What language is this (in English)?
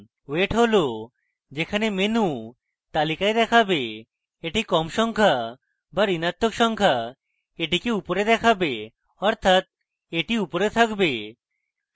Bangla